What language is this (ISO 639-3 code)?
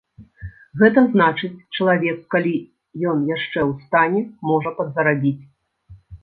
bel